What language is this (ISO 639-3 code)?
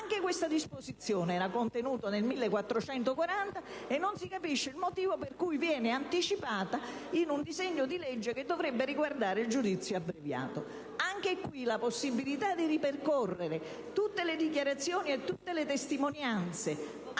ita